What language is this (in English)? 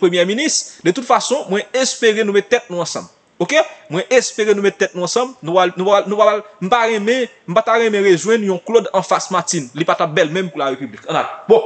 French